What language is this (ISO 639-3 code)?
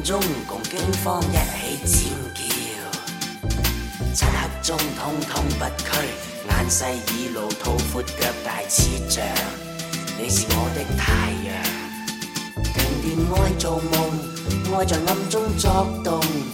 zho